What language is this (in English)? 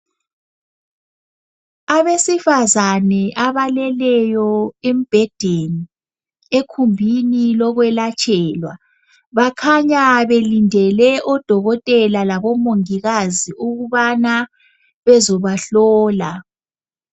North Ndebele